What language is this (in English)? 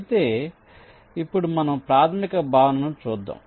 Telugu